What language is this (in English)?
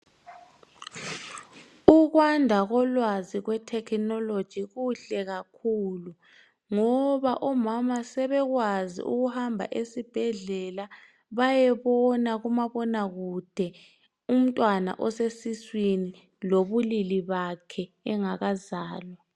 North Ndebele